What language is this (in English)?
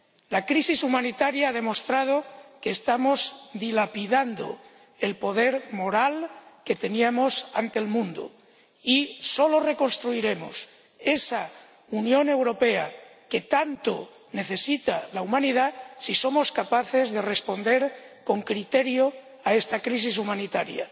Spanish